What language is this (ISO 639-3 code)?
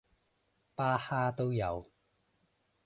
yue